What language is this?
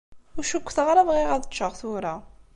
Kabyle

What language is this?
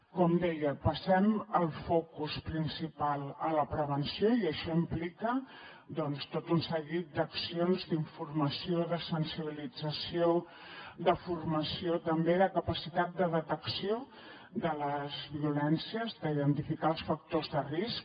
Catalan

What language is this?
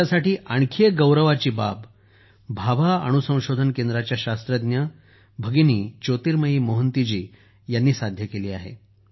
Marathi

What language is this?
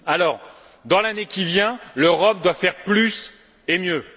French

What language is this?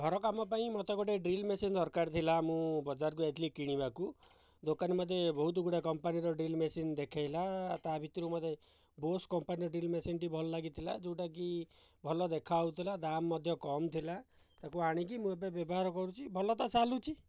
Odia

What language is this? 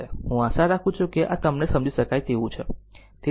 Gujarati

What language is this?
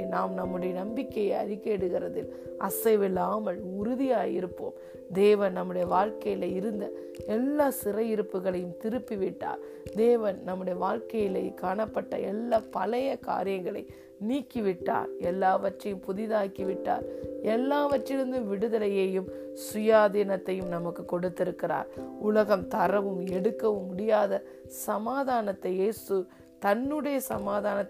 Tamil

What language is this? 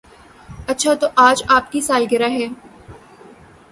Urdu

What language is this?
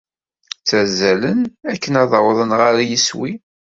Kabyle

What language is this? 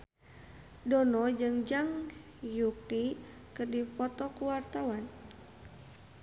Sundanese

